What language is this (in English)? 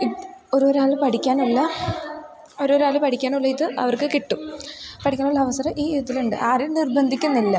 Malayalam